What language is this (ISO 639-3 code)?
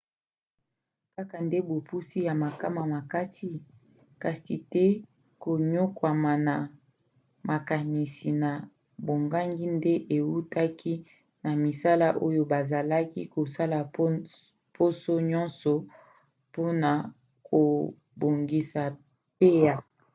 lin